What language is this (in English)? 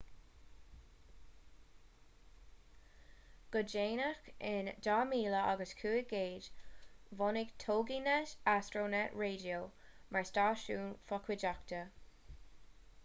Irish